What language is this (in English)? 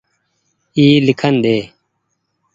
Goaria